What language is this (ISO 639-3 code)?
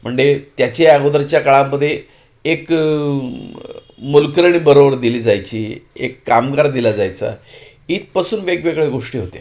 mar